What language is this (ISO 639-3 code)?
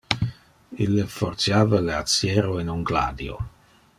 ina